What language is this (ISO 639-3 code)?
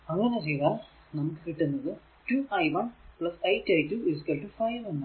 mal